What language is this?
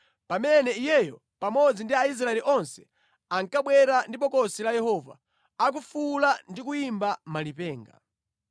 Nyanja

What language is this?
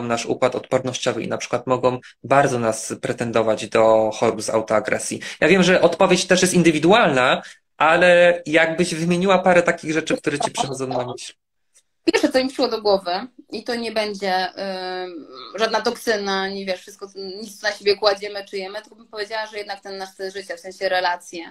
Polish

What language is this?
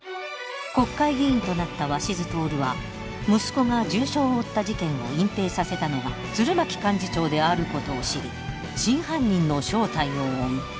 Japanese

